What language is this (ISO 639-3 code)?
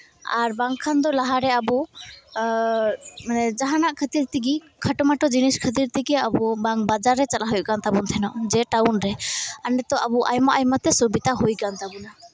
sat